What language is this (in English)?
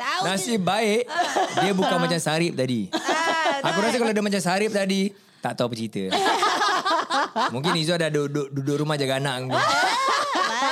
Malay